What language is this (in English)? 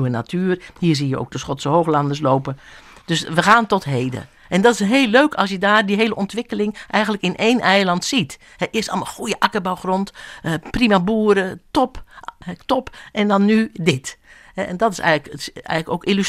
Dutch